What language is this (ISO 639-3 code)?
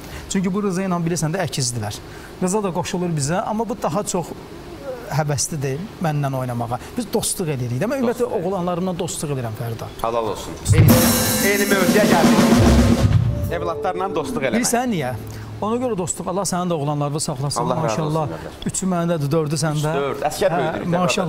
tur